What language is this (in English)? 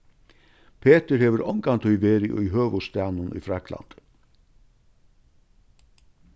Faroese